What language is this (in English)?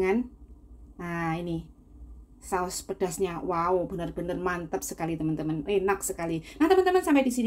Indonesian